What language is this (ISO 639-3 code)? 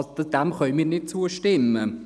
gsw